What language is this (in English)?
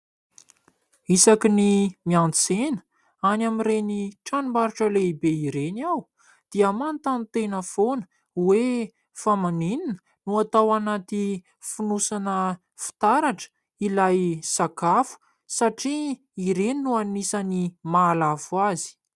Malagasy